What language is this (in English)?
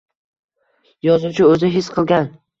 Uzbek